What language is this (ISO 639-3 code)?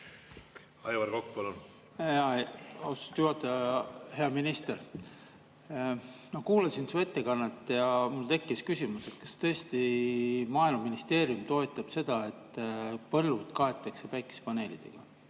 est